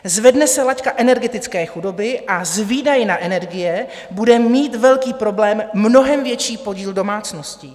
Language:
Czech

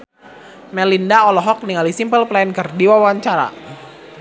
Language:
Sundanese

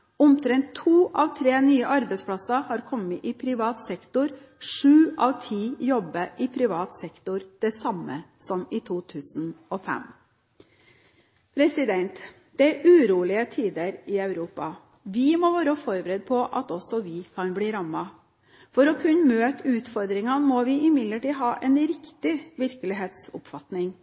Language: Norwegian Bokmål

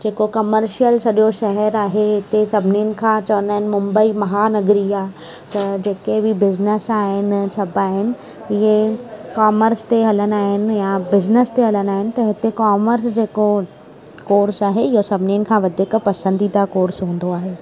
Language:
Sindhi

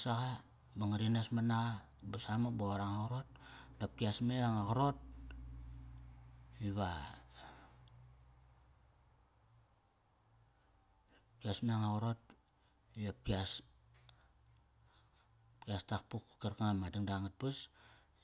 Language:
Kairak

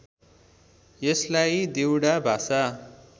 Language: Nepali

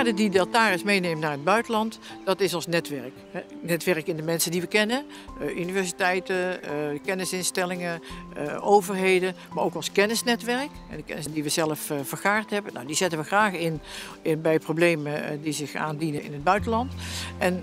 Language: Dutch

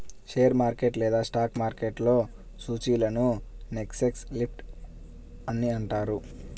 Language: Telugu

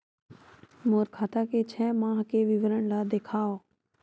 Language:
Chhattisgarhi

